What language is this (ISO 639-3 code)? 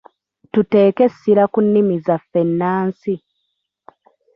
lug